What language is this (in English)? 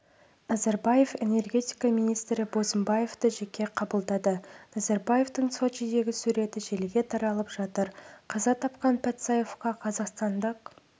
Kazakh